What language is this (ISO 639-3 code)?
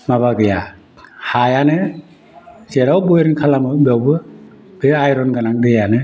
brx